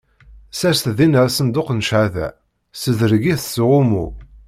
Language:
Kabyle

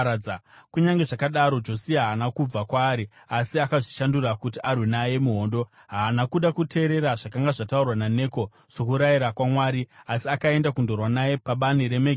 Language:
Shona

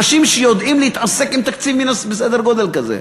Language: Hebrew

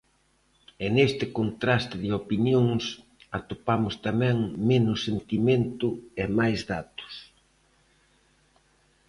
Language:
Galician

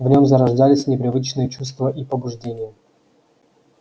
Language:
Russian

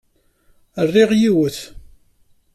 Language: Kabyle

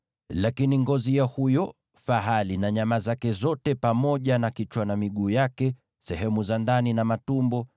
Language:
Swahili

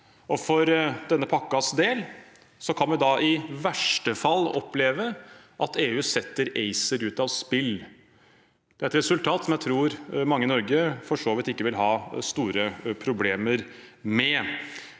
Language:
Norwegian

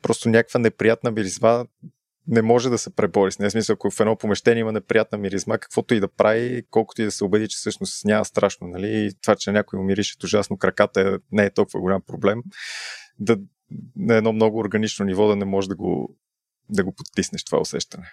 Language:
Bulgarian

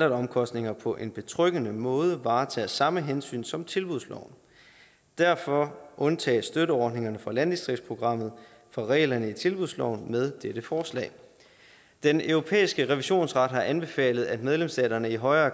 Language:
Danish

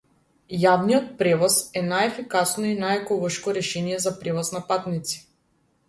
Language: Macedonian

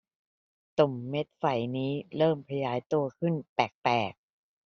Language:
Thai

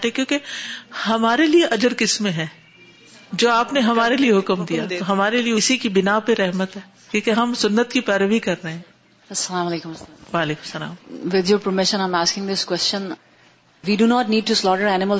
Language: Urdu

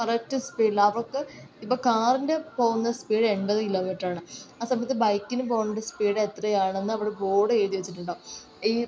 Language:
Malayalam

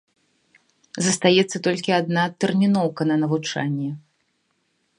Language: Belarusian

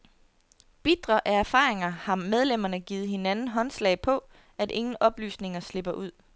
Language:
Danish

